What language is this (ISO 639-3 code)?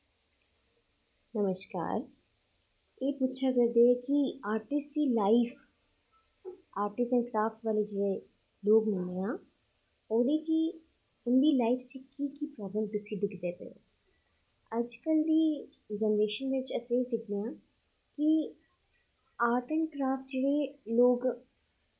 doi